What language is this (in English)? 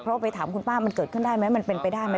Thai